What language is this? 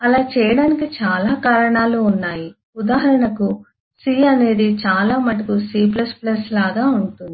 Telugu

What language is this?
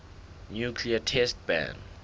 Southern Sotho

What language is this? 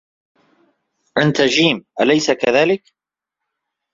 Arabic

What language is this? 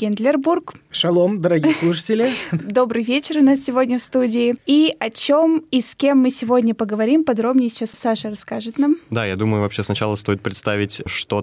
Russian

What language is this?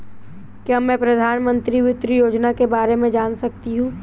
Hindi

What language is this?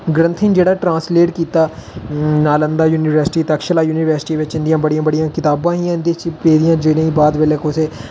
Dogri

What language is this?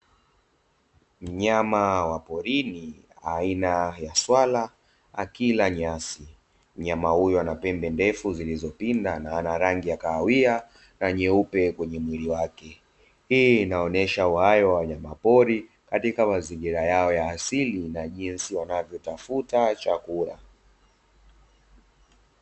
Swahili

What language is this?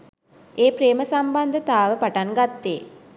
Sinhala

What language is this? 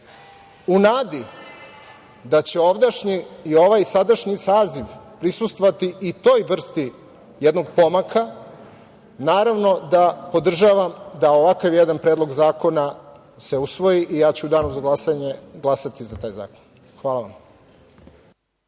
Serbian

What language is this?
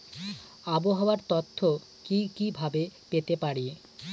Bangla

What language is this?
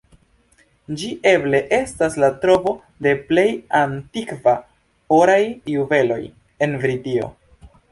Esperanto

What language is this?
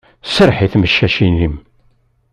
Kabyle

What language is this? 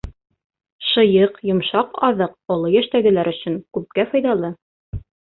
Bashkir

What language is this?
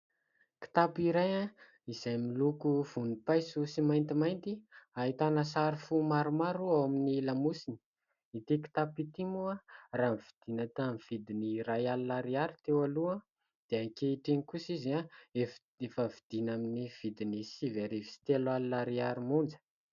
Malagasy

